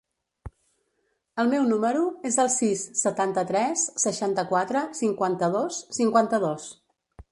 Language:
Catalan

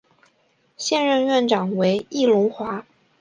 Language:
Chinese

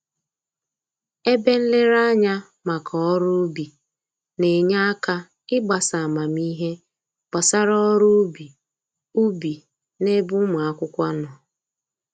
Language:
Igbo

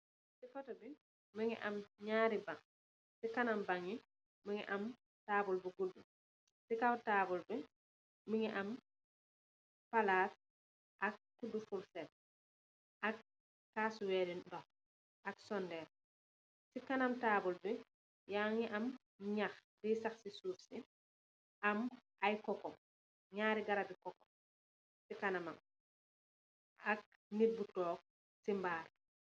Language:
Wolof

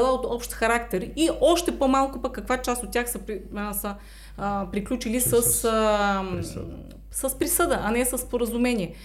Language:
Bulgarian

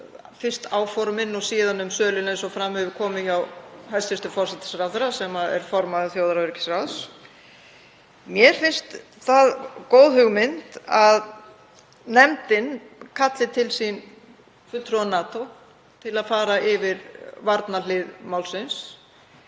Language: Icelandic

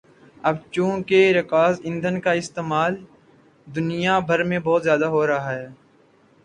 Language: Urdu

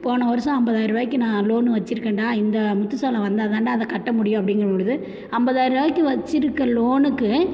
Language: Tamil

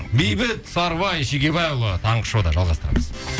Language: Kazakh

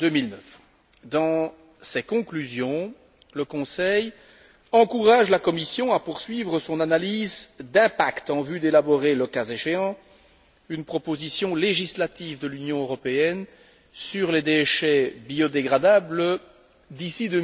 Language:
French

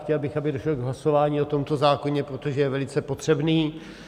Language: Czech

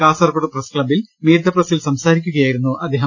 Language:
Malayalam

